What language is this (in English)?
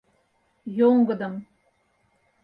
Mari